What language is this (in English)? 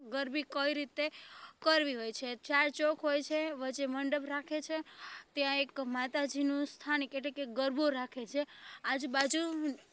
Gujarati